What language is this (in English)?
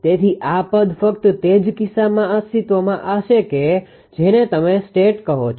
Gujarati